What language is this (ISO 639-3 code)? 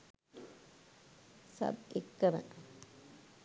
sin